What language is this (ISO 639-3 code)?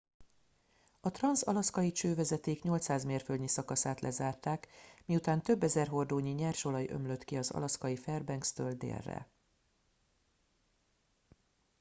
hun